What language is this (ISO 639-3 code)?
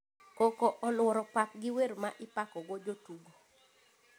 luo